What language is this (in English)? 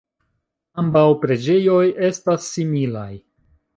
Esperanto